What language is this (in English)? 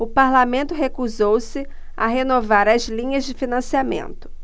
Portuguese